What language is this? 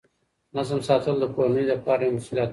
Pashto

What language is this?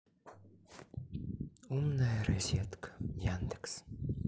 Russian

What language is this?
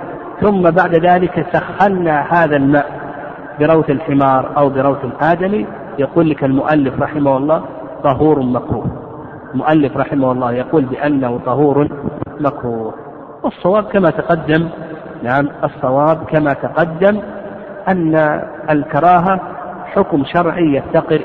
Arabic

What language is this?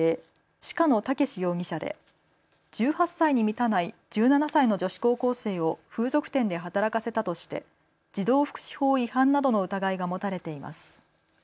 Japanese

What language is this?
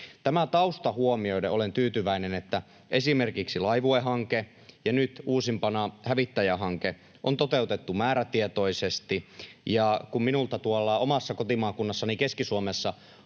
Finnish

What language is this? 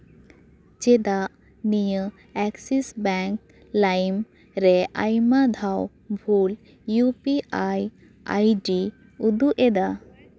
Santali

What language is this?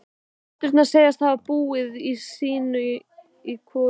Icelandic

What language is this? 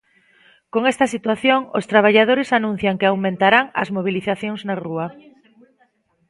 Galician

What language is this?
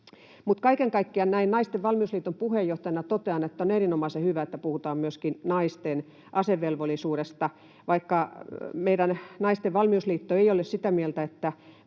Finnish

